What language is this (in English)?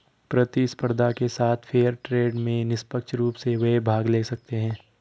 Hindi